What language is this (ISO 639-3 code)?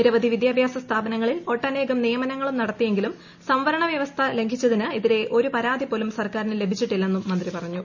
mal